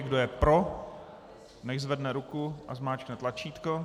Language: Czech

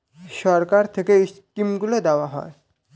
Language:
Bangla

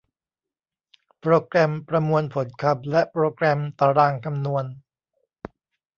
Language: Thai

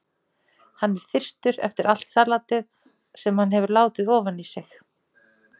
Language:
Icelandic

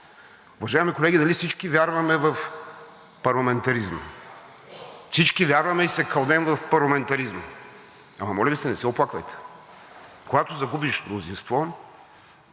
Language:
Bulgarian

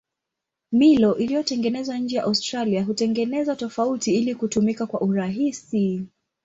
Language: Swahili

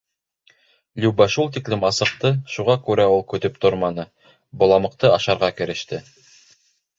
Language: Bashkir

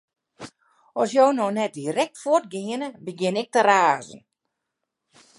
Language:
Western Frisian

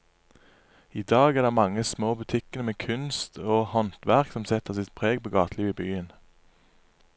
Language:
Norwegian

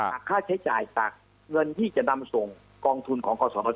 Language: Thai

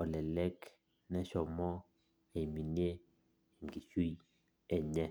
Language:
Masai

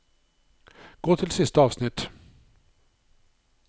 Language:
Norwegian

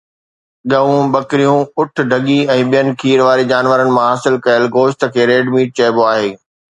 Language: Sindhi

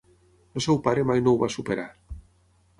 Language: Catalan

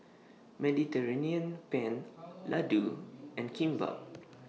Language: English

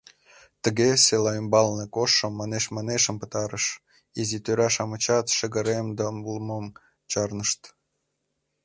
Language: Mari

